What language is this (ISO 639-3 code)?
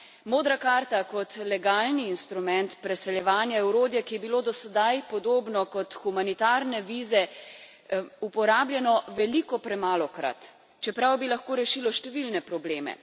slv